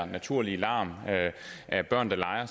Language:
Danish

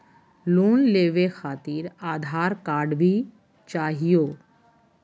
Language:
Magahi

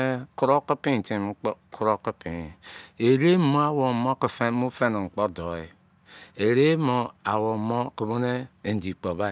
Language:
Izon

